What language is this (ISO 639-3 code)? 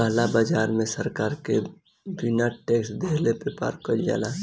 bho